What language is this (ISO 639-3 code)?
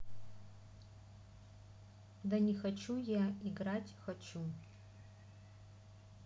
rus